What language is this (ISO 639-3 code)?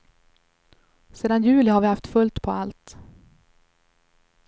swe